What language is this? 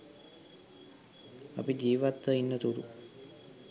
Sinhala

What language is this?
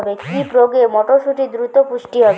Bangla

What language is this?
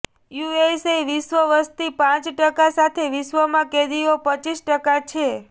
Gujarati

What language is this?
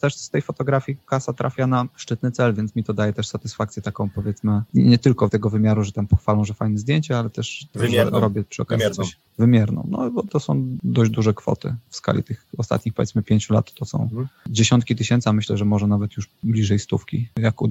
Polish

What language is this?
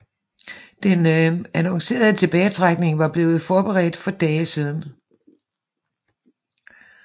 Danish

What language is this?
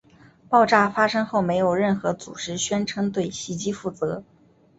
Chinese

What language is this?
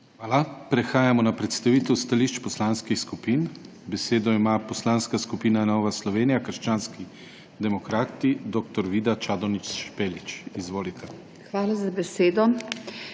Slovenian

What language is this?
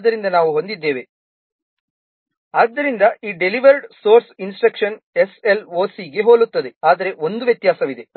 Kannada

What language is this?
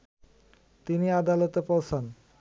Bangla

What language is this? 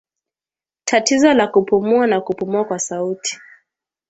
Swahili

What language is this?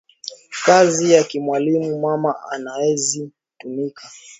Swahili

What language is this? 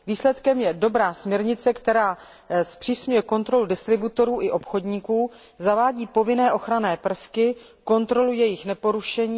Czech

